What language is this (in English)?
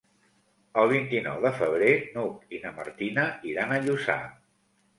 Catalan